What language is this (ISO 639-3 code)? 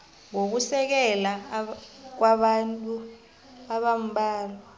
nbl